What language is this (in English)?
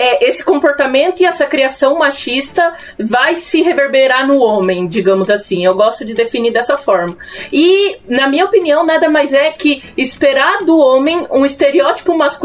Portuguese